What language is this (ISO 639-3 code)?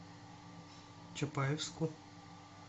rus